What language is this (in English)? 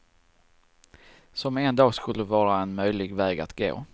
Swedish